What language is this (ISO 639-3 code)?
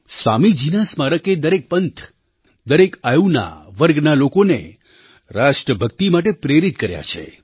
guj